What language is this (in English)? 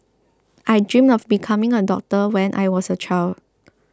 English